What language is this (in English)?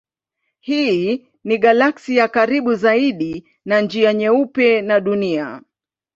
Swahili